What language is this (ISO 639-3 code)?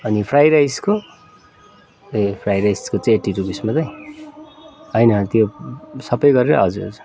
nep